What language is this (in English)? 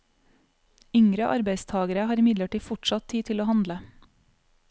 Norwegian